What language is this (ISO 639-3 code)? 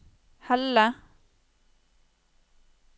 nor